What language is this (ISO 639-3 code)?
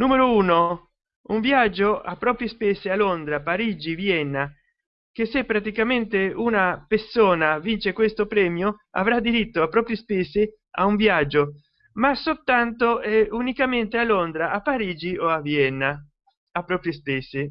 ita